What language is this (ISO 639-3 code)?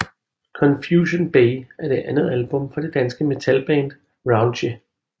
dan